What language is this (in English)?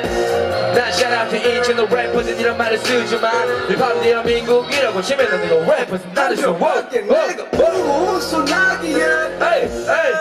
Italian